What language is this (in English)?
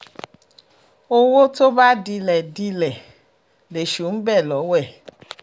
Yoruba